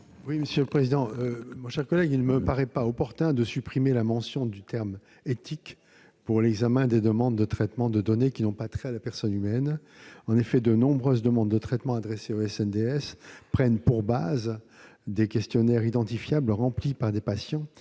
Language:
French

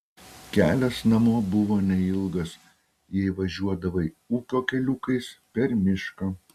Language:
Lithuanian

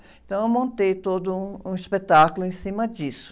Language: Portuguese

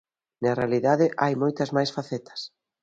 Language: Galician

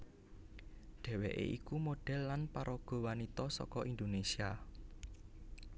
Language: Javanese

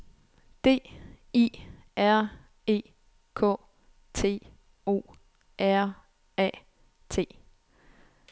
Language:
Danish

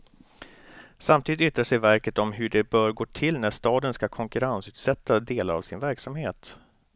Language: Swedish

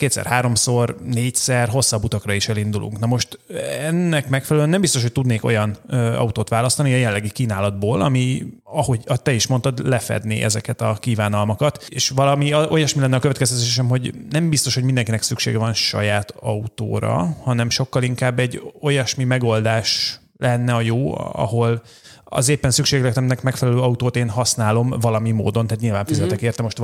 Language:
Hungarian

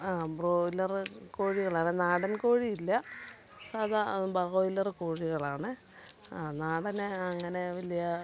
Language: Malayalam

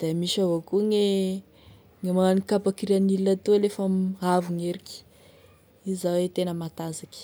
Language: Tesaka Malagasy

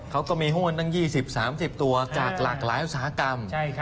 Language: Thai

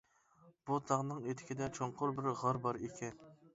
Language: Uyghur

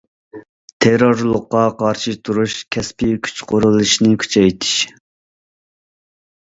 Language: Uyghur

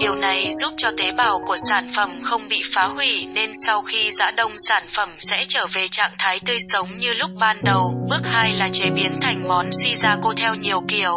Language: Vietnamese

